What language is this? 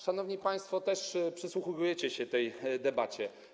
Polish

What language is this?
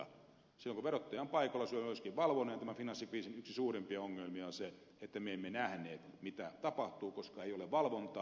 Finnish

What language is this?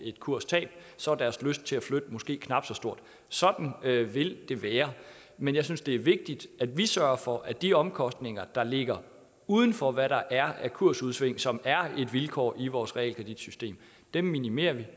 Danish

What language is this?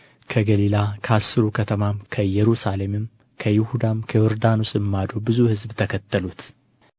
Amharic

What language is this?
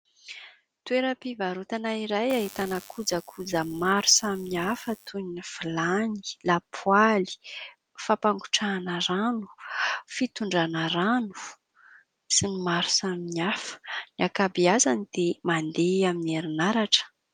Malagasy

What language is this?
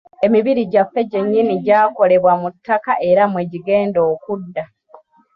Ganda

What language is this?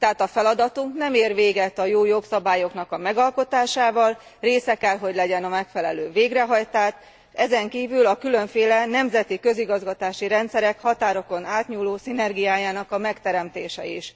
Hungarian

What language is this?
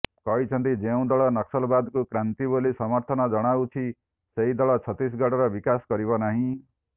Odia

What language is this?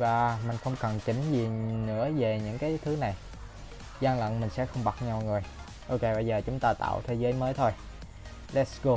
Vietnamese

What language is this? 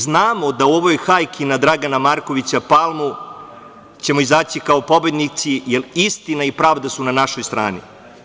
Serbian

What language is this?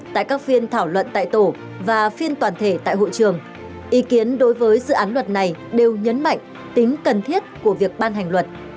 Vietnamese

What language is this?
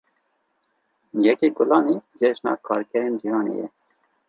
Kurdish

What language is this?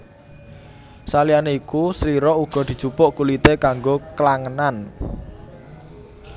Javanese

